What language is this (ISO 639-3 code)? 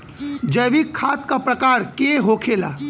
bho